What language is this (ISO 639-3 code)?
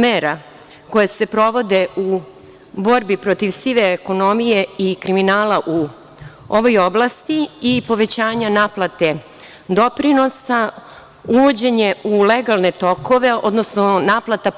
srp